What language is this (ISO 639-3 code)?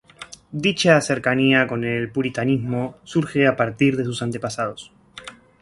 spa